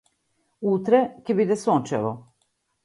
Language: Macedonian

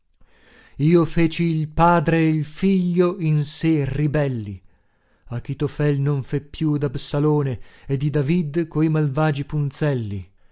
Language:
Italian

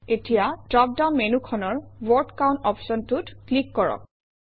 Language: Assamese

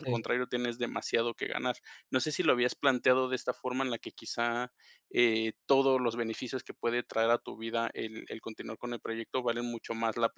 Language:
Spanish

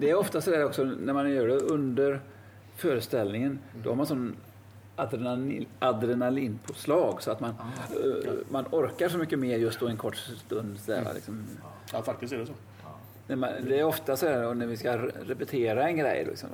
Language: Swedish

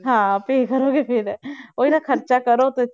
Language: Punjabi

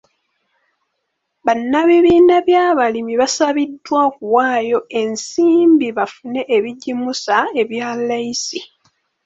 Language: Ganda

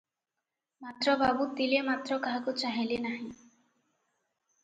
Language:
Odia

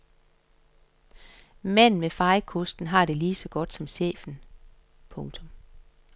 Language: Danish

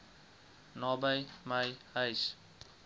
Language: Afrikaans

